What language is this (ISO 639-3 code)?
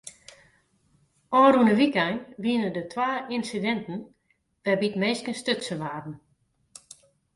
fry